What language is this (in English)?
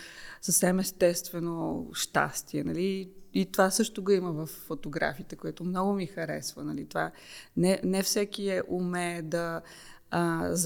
Bulgarian